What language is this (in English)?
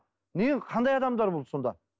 Kazakh